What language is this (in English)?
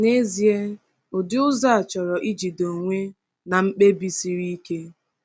Igbo